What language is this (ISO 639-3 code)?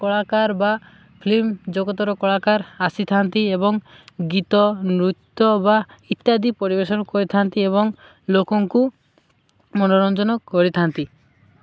ori